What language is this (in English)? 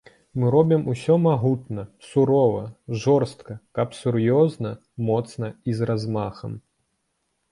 Belarusian